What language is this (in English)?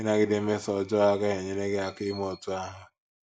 Igbo